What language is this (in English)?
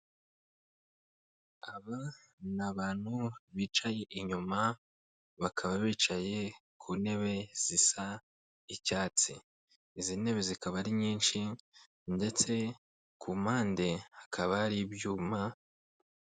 Kinyarwanda